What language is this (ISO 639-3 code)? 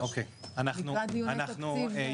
heb